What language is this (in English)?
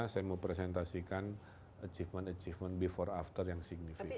Indonesian